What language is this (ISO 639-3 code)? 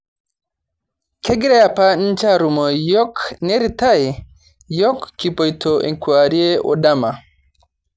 mas